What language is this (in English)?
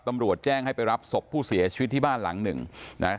Thai